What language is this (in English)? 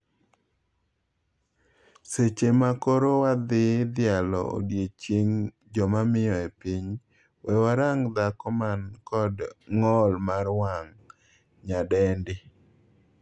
Luo (Kenya and Tanzania)